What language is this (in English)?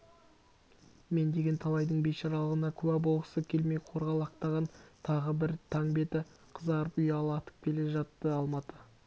Kazakh